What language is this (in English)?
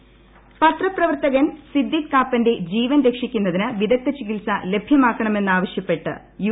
Malayalam